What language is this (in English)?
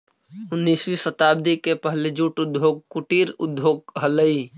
Magahi